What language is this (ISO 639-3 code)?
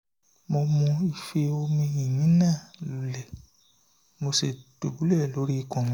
yor